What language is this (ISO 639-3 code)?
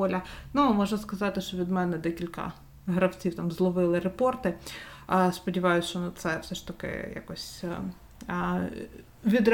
ukr